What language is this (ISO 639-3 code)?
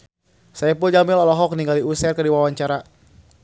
sun